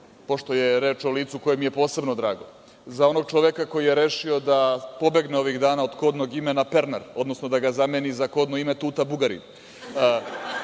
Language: Serbian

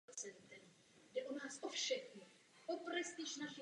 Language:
Czech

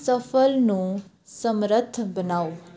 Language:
Punjabi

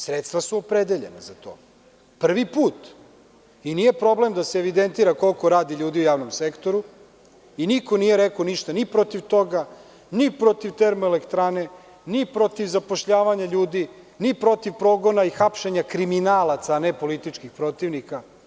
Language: Serbian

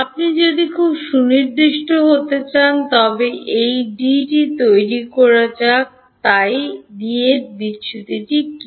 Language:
Bangla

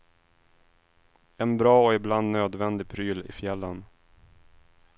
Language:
Swedish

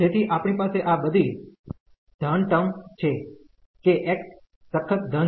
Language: Gujarati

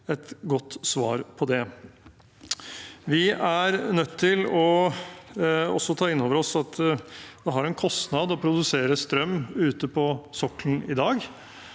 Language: Norwegian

